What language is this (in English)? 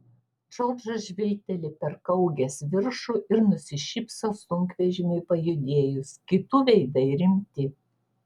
Lithuanian